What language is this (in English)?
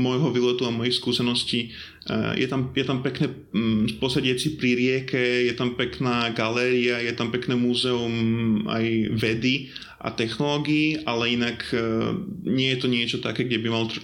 Slovak